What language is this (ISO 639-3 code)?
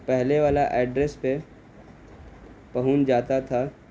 urd